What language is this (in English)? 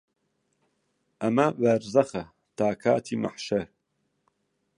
Central Kurdish